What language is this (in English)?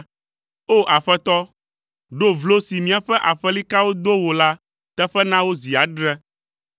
Ewe